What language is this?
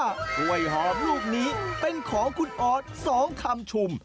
Thai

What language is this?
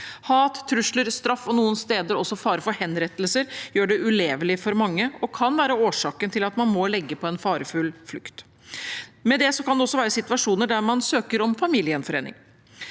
Norwegian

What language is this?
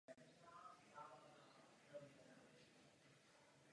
Czech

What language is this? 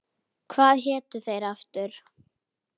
Icelandic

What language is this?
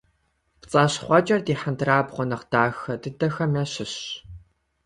Kabardian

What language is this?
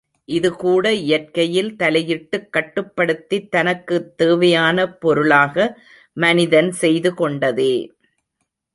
Tamil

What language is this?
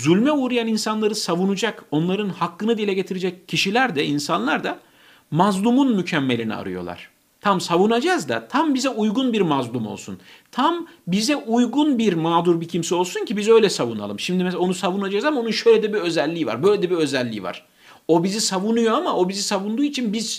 Turkish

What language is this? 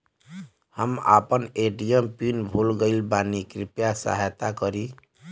Bhojpuri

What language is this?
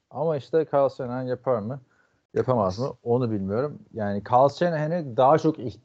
Turkish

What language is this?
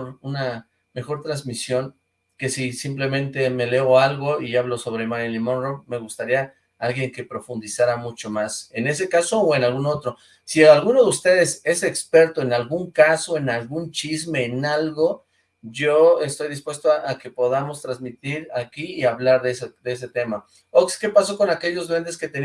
Spanish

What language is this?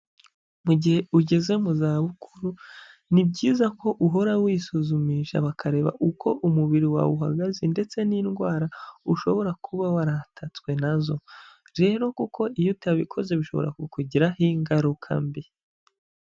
Kinyarwanda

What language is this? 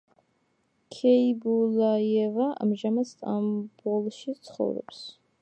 Georgian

